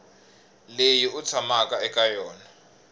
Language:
Tsonga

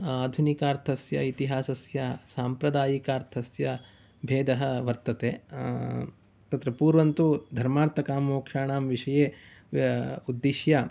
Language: Sanskrit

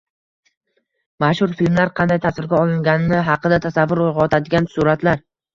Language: Uzbek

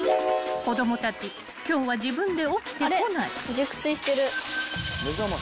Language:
Japanese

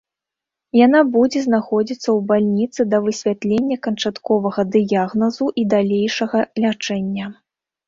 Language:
Belarusian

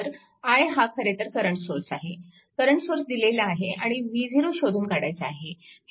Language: Marathi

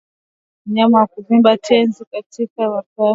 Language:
Swahili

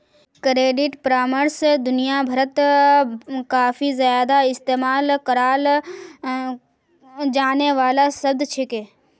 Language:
Magahi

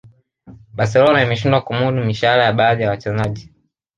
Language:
Swahili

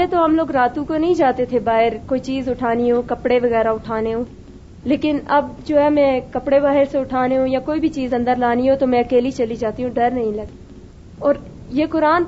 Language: Urdu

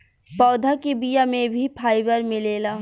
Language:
Bhojpuri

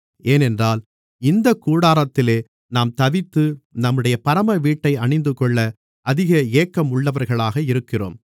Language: Tamil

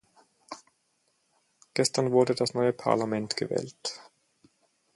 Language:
German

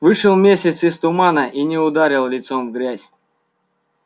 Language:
Russian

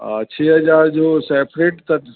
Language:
Sindhi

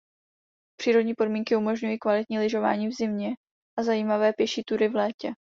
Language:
Czech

